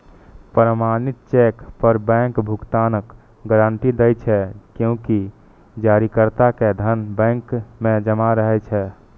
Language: Maithili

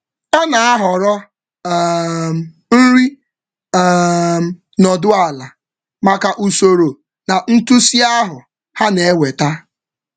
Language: Igbo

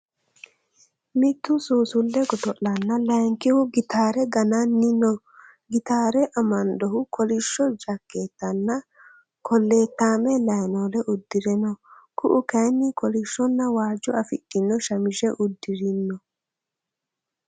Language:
Sidamo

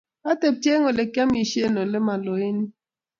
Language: Kalenjin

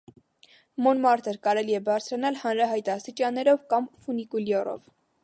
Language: Armenian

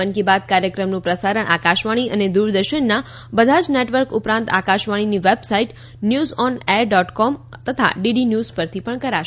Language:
Gujarati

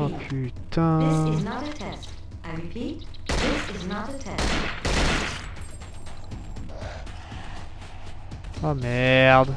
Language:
French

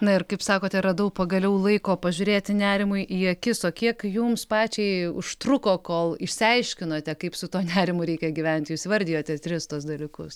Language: Lithuanian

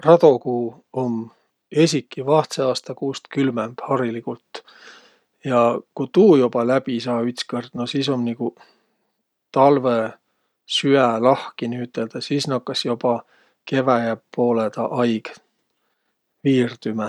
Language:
Võro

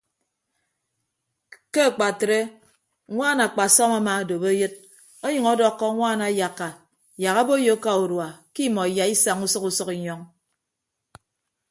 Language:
Ibibio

